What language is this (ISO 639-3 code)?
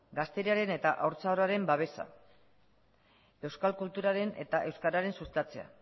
eus